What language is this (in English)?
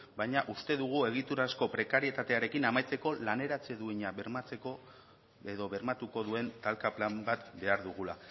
Basque